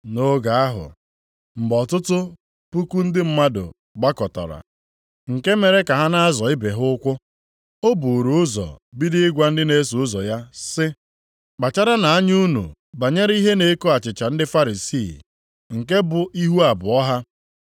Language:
Igbo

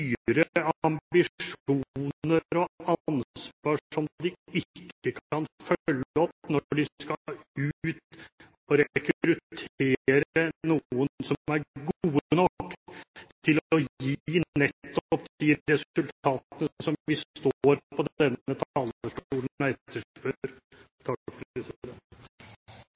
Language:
Norwegian Bokmål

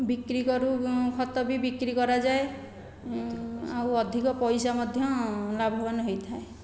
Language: Odia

